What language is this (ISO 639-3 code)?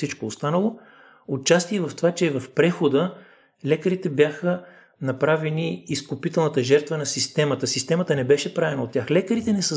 bul